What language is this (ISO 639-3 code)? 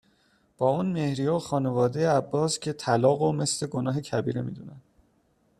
fas